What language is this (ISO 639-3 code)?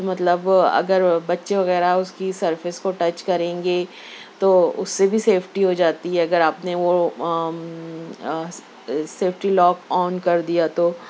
urd